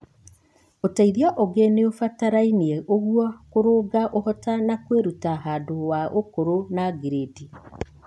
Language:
Kikuyu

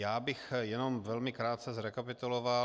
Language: Czech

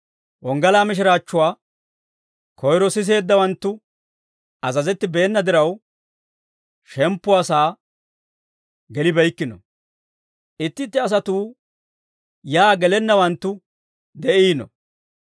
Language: Dawro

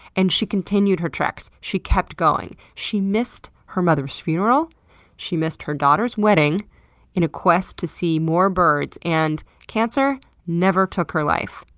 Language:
English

